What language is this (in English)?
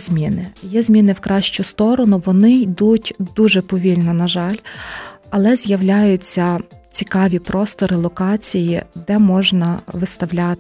Ukrainian